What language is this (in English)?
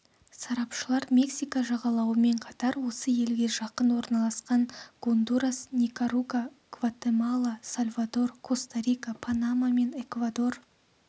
Kazakh